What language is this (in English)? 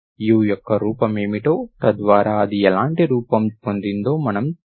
Telugu